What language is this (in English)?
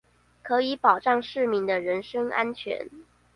Chinese